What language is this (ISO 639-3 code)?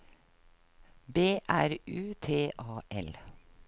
nor